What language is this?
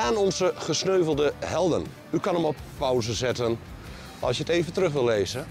Dutch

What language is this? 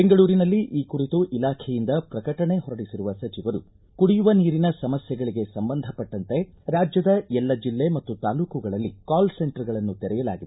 Kannada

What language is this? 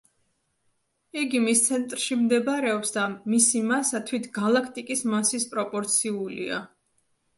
Georgian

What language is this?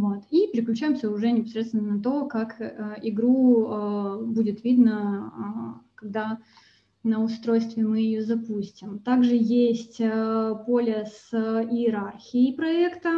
Russian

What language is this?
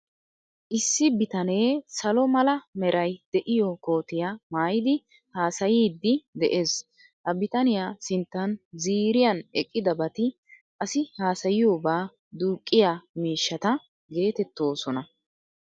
Wolaytta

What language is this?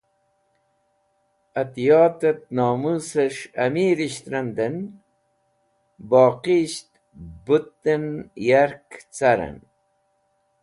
Wakhi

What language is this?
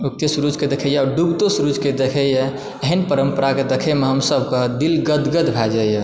Maithili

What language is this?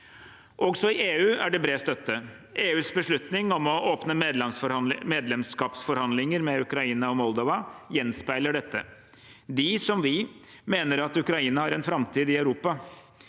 Norwegian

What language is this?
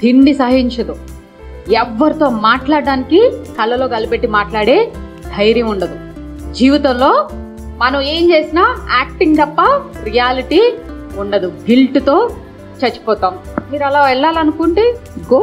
Telugu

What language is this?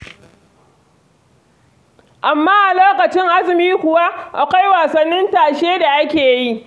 Hausa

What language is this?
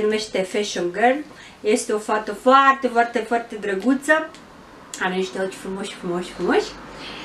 Romanian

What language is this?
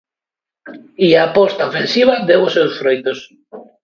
Galician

